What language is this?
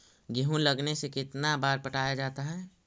Magahi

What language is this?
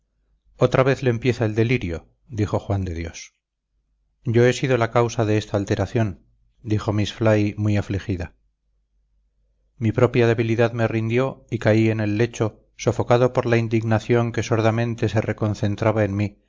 Spanish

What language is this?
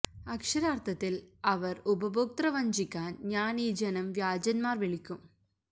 Malayalam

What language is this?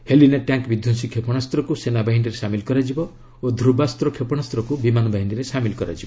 Odia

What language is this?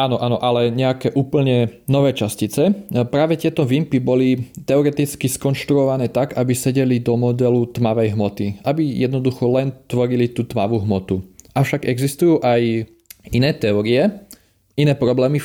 Slovak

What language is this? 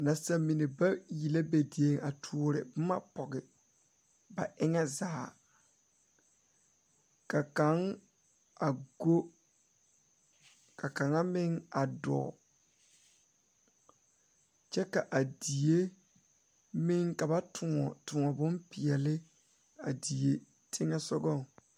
Southern Dagaare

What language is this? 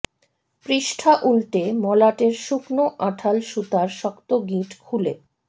Bangla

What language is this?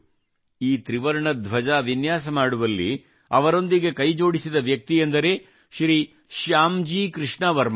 Kannada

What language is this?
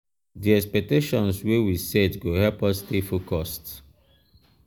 Nigerian Pidgin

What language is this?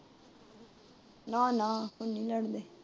Punjabi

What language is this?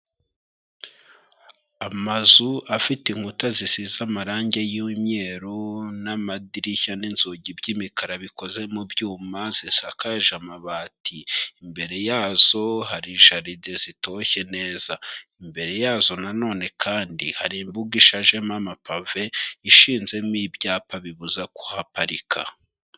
Kinyarwanda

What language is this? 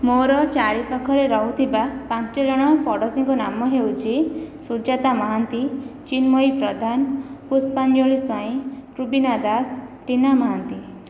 Odia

